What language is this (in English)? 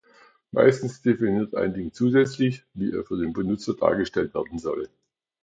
German